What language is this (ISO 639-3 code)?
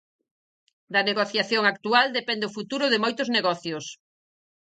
glg